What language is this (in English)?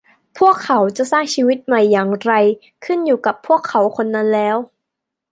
Thai